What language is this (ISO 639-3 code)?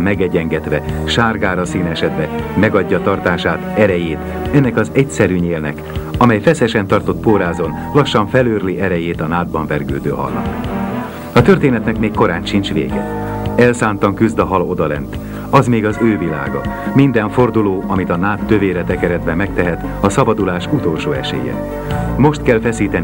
hun